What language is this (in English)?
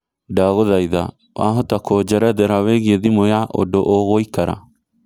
Kikuyu